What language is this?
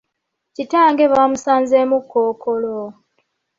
Ganda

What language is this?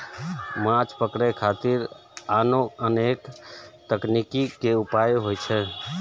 Maithili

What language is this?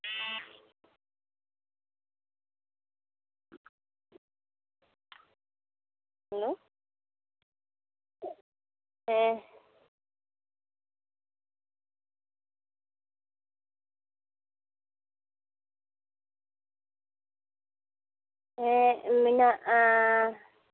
Santali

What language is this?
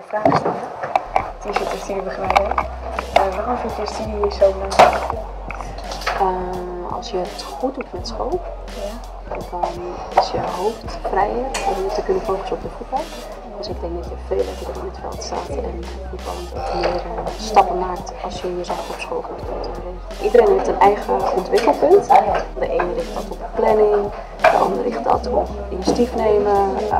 Dutch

